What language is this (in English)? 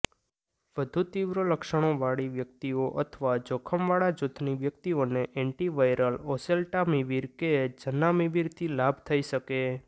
Gujarati